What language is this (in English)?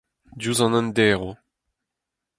Breton